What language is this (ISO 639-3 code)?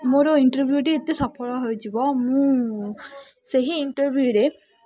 ori